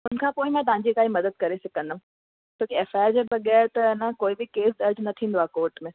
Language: Sindhi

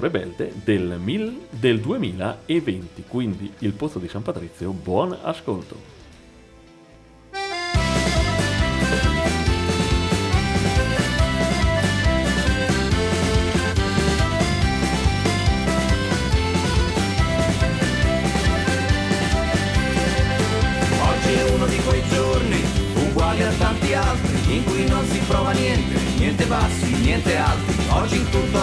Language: Italian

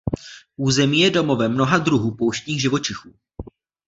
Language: Czech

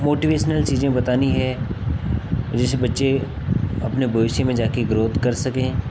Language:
Hindi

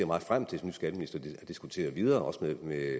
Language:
Danish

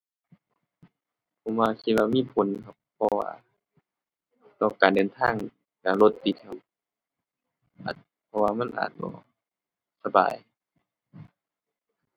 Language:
Thai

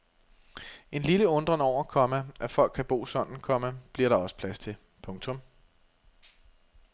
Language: Danish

